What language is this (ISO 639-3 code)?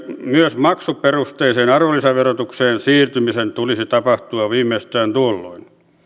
fin